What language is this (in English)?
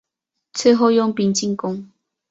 Chinese